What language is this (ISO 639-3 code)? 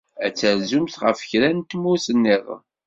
kab